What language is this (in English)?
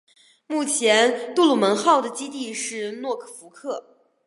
Chinese